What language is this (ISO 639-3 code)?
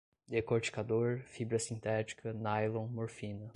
por